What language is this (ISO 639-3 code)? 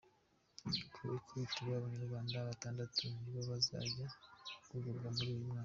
kin